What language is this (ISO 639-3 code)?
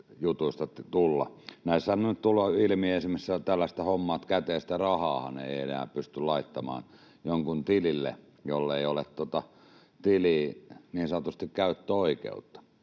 fin